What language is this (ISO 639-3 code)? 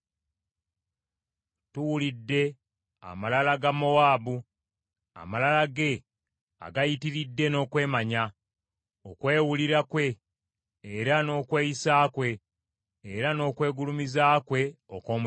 lug